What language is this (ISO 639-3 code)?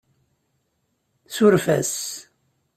kab